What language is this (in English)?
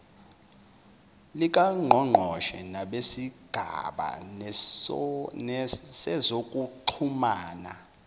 Zulu